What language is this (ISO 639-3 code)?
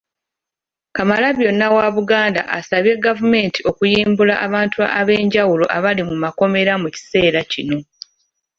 lug